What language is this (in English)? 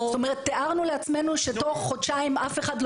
Hebrew